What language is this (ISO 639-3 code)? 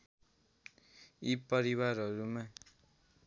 nep